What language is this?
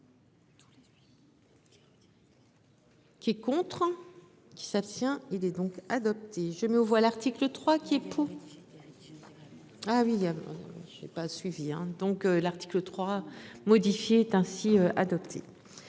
French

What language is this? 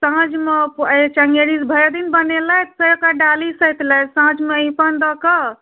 Maithili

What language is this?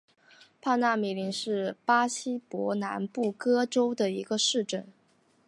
Chinese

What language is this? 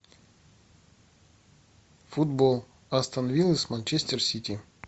Russian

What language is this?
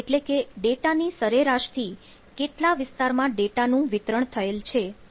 Gujarati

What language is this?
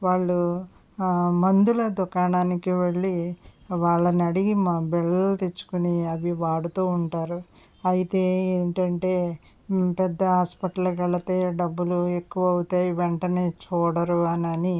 Telugu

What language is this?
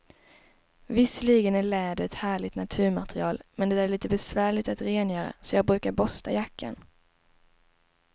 Swedish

